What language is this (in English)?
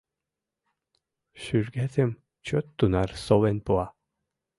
Mari